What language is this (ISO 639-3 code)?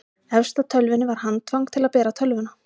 isl